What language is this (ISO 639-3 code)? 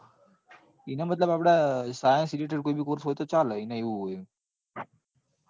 guj